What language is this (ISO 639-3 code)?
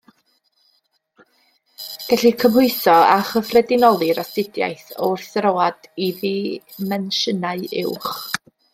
cym